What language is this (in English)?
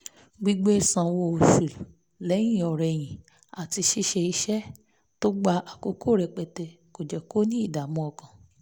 Yoruba